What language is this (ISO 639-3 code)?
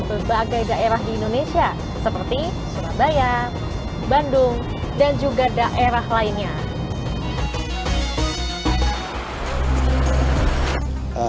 ind